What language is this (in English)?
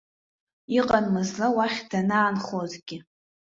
Abkhazian